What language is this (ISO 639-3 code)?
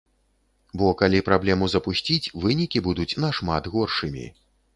bel